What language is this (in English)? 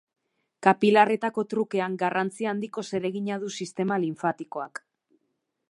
Basque